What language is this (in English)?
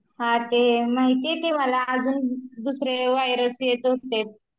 Marathi